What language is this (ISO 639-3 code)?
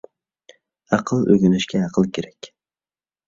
uig